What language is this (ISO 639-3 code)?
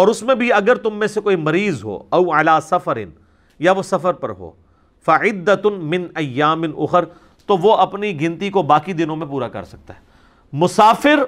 urd